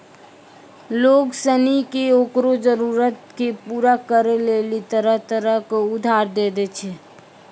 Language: Maithili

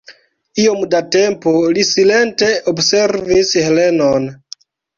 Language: Esperanto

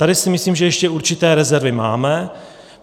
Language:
Czech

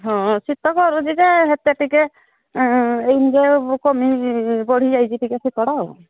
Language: Odia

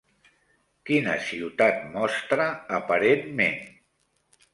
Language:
Catalan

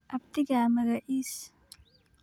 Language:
Somali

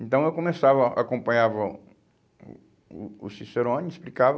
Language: Portuguese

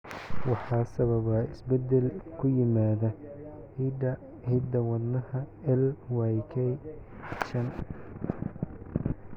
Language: Somali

